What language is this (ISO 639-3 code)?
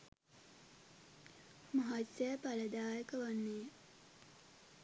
sin